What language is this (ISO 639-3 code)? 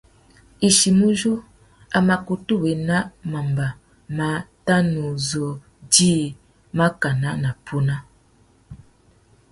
bag